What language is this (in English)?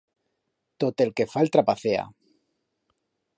Aragonese